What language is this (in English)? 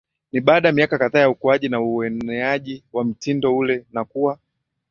Swahili